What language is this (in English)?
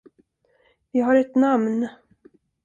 Swedish